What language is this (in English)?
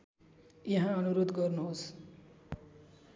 Nepali